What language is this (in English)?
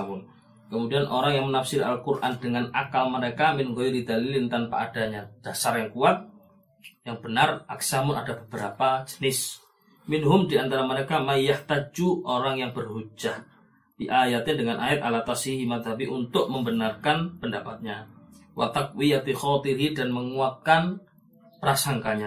Malay